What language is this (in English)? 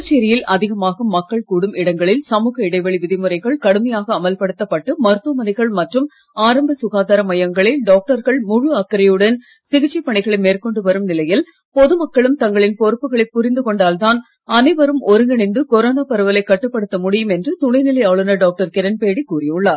Tamil